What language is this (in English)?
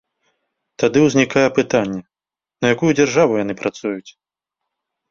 Belarusian